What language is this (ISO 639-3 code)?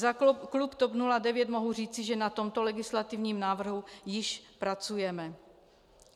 ces